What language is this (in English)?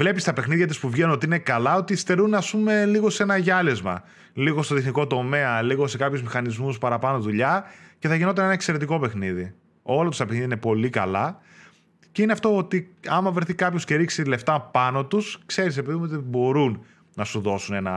Greek